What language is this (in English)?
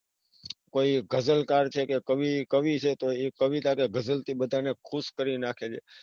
Gujarati